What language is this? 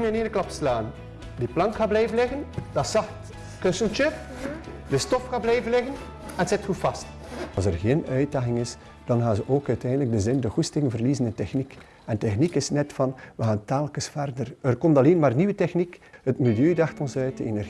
Dutch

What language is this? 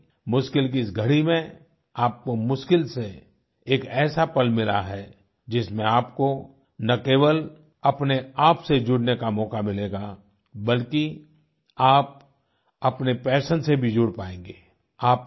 Hindi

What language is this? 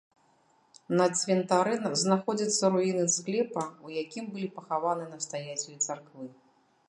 Belarusian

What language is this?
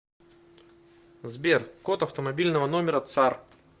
Russian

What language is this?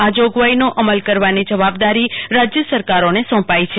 Gujarati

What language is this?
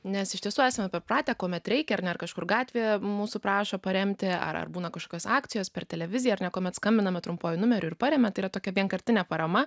Lithuanian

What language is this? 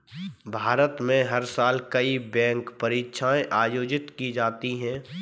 Hindi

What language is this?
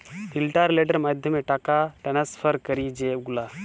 Bangla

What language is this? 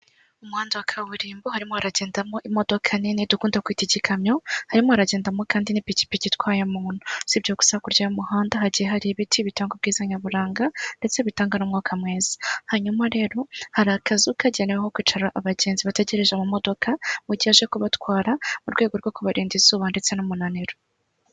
Kinyarwanda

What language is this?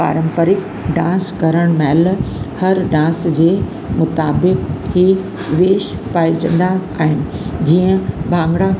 Sindhi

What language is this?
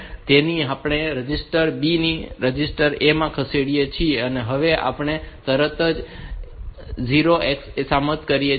Gujarati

